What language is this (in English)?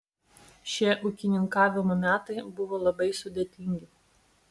Lithuanian